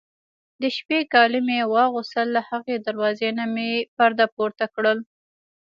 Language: Pashto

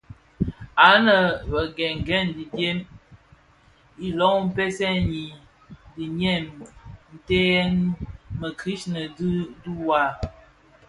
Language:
Bafia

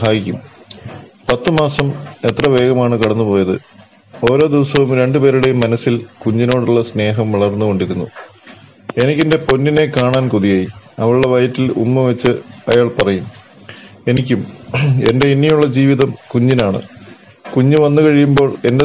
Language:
Malayalam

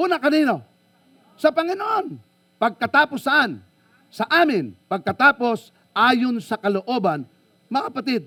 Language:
Filipino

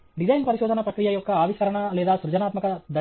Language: Telugu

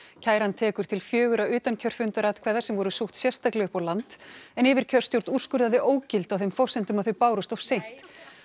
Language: Icelandic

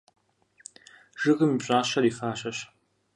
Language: Kabardian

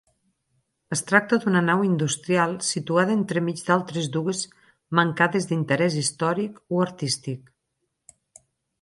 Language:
Catalan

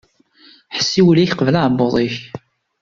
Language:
Kabyle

